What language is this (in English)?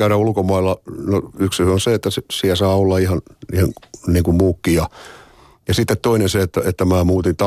Finnish